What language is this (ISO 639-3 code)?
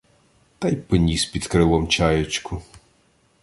ukr